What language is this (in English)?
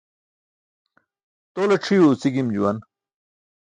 Burushaski